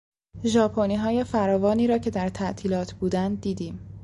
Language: Persian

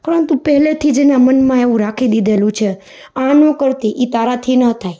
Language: Gujarati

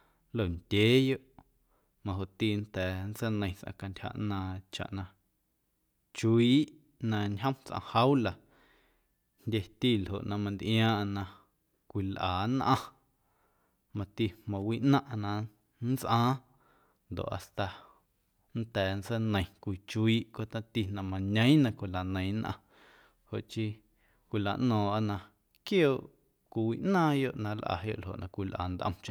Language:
Guerrero Amuzgo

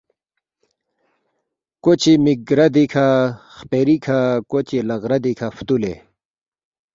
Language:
Balti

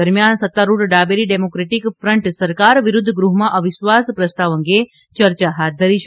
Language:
Gujarati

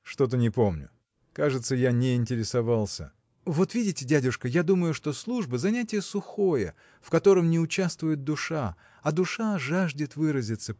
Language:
Russian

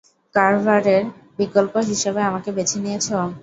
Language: Bangla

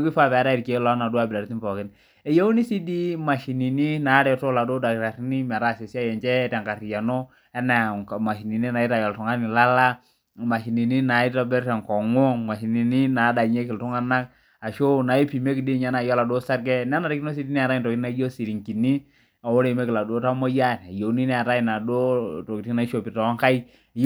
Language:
Masai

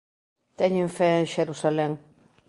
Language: Galician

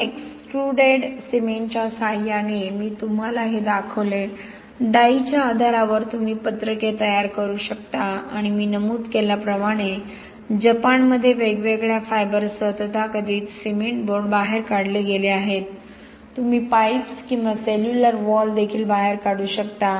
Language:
Marathi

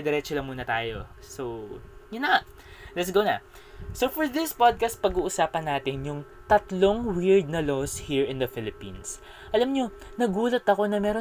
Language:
Filipino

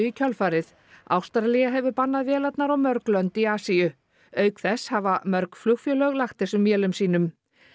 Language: Icelandic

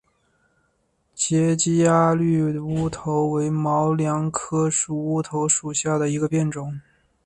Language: Chinese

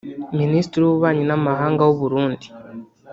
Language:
Kinyarwanda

